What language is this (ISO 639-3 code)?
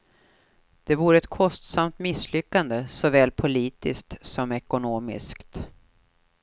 swe